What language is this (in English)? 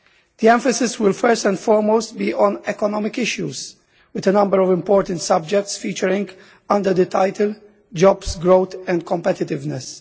English